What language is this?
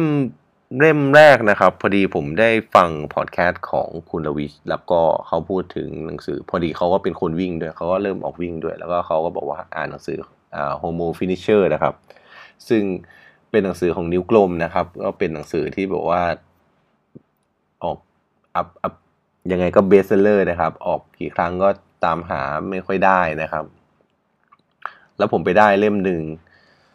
Thai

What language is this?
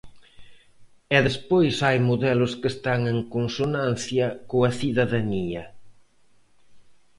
Galician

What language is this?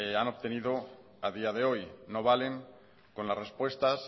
Spanish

